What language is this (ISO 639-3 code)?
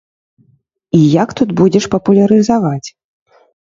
bel